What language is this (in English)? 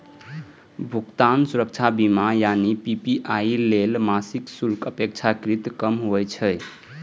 Maithili